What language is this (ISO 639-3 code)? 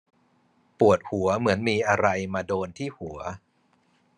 tha